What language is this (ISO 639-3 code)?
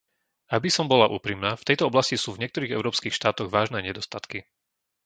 slk